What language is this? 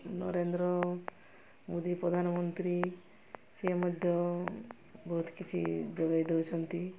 Odia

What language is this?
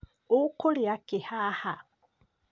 Kikuyu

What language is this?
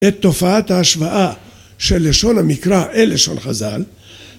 Hebrew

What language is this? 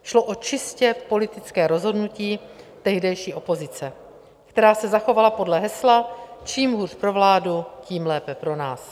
Czech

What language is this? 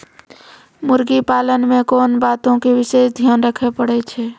Maithili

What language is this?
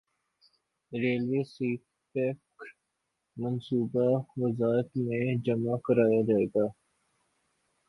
Urdu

